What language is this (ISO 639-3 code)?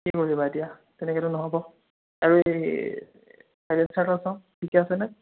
asm